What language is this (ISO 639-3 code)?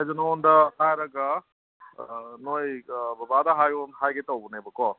mni